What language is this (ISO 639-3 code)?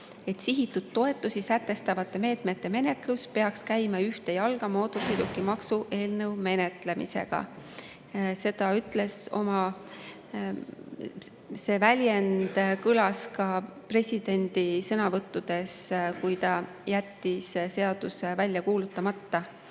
est